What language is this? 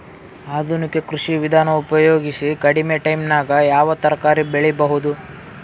Kannada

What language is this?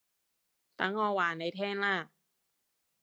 Cantonese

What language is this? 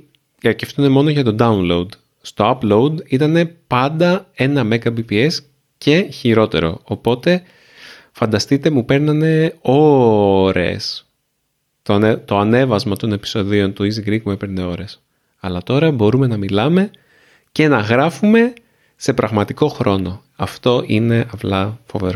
Greek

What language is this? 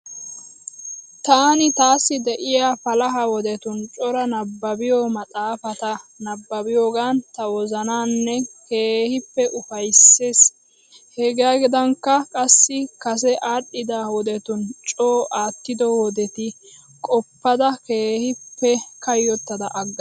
Wolaytta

